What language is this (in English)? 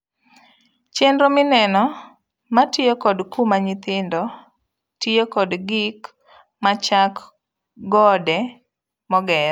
Luo (Kenya and Tanzania)